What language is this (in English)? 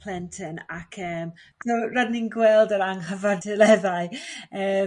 Welsh